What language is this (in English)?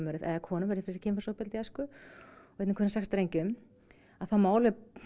Icelandic